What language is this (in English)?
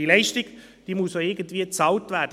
Swiss German